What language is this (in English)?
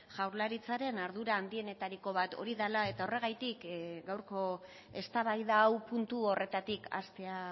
Basque